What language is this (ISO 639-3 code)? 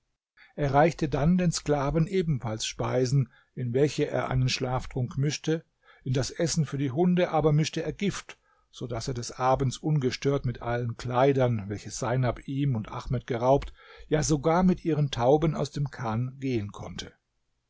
deu